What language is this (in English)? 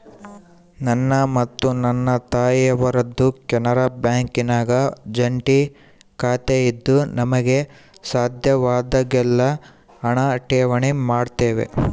Kannada